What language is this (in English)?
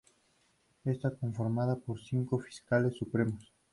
Spanish